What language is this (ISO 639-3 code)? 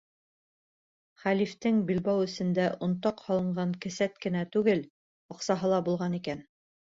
bak